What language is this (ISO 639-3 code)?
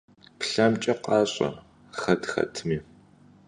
kbd